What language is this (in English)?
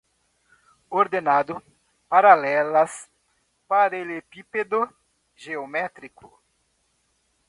Portuguese